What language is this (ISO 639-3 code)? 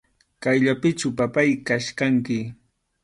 qxu